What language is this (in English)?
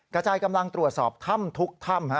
Thai